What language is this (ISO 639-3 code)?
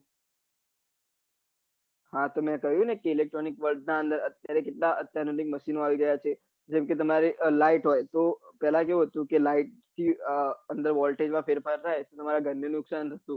guj